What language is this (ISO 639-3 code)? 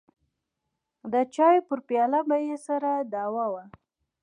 pus